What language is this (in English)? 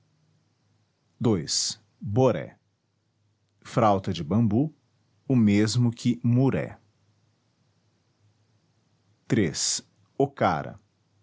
Portuguese